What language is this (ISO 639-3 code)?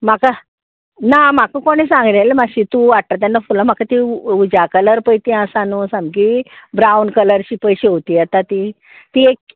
kok